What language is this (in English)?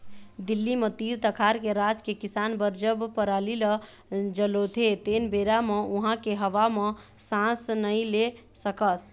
Chhattisgarhi